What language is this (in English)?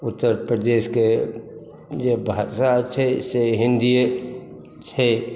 Maithili